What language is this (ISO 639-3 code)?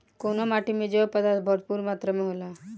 bho